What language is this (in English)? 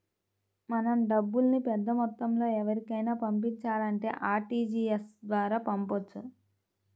Telugu